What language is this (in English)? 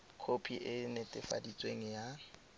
Tswana